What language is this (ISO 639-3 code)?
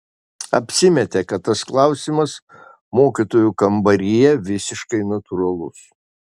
lit